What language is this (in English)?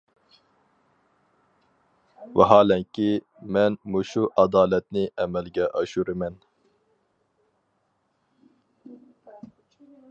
Uyghur